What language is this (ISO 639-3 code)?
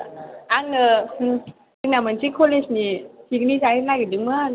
brx